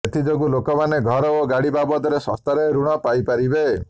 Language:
Odia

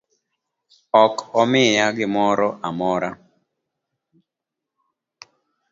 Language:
Luo (Kenya and Tanzania)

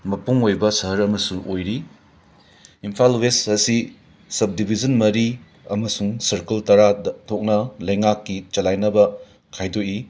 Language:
Manipuri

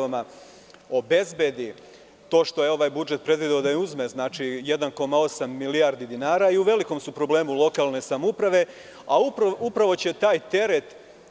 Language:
Serbian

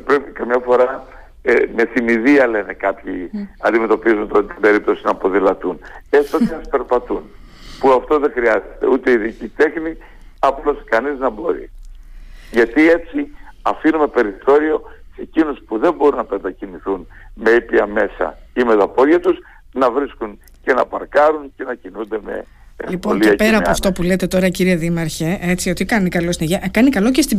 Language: Greek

